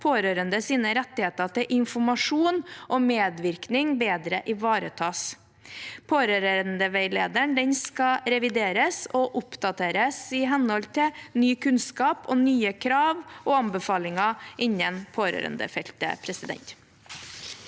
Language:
Norwegian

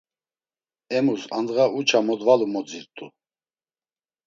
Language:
Laz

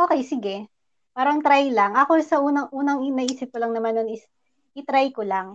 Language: Filipino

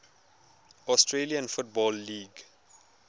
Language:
Tswana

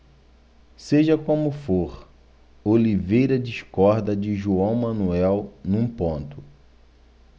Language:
Portuguese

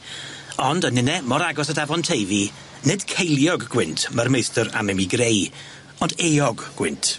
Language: Welsh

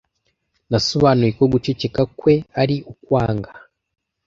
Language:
Kinyarwanda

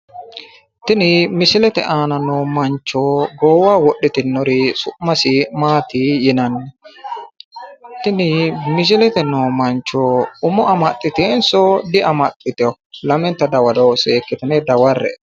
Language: Sidamo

